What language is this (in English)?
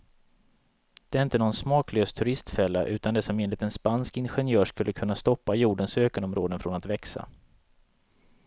Swedish